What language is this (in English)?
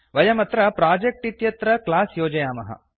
Sanskrit